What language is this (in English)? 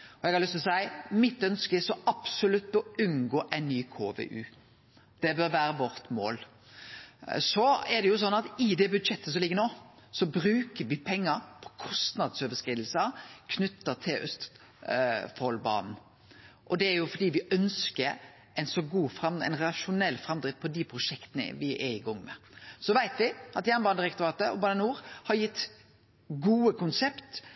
Norwegian Nynorsk